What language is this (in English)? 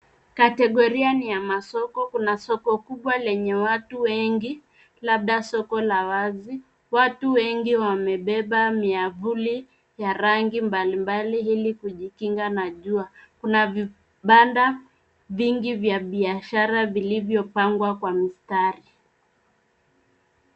Swahili